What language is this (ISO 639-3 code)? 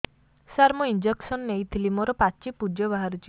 ori